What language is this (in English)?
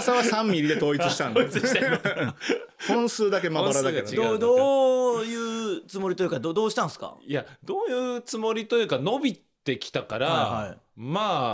Japanese